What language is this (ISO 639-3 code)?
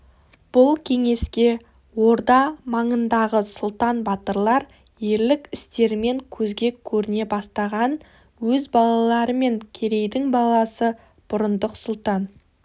kaz